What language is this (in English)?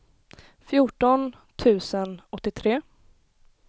Swedish